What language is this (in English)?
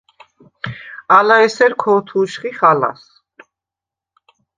Svan